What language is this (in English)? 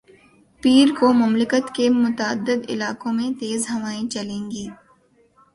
Urdu